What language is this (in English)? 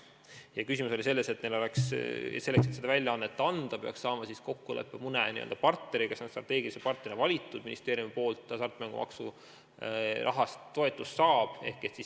Estonian